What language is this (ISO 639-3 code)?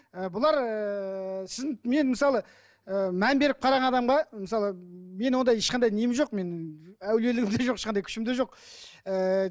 kaz